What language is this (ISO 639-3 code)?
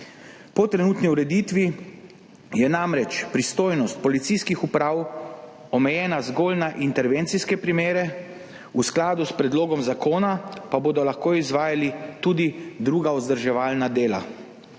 slv